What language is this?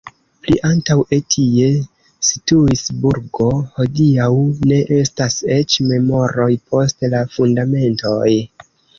Esperanto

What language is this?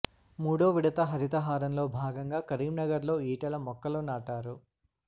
Telugu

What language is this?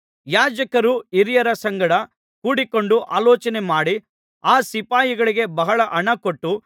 Kannada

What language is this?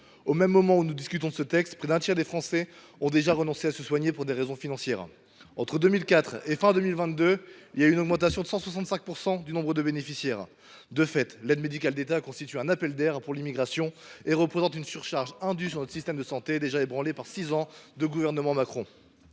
French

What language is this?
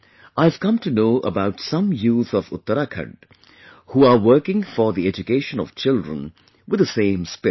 English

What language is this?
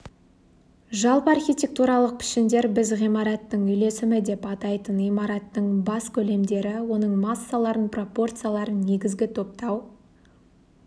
Kazakh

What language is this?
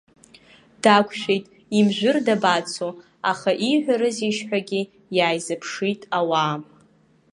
Abkhazian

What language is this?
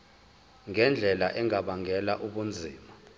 Zulu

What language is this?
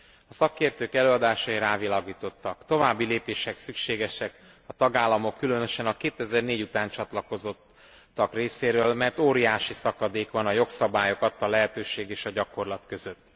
Hungarian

